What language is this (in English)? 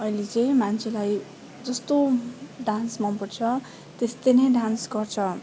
Nepali